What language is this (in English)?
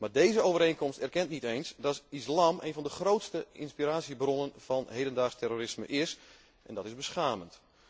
Dutch